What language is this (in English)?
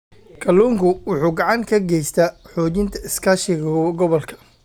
Somali